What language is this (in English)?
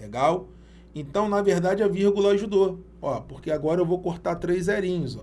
Portuguese